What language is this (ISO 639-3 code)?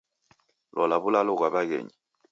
dav